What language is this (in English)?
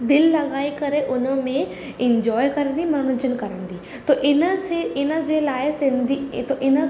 Sindhi